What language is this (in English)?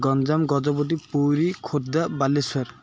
Odia